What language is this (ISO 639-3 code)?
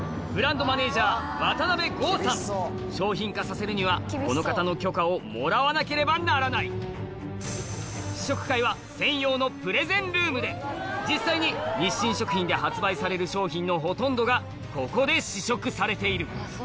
jpn